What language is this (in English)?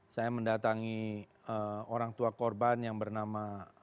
Indonesian